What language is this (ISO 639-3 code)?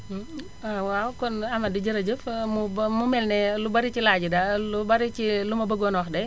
wol